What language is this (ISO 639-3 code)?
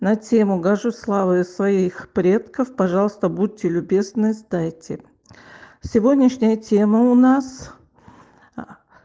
rus